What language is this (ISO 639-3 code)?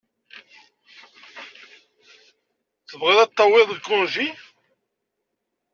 kab